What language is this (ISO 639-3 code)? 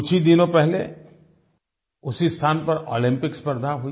hin